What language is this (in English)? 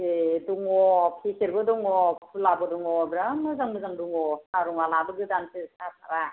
Bodo